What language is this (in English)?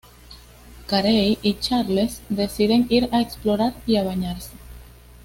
Spanish